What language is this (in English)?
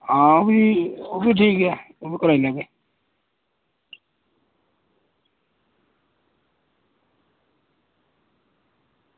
Dogri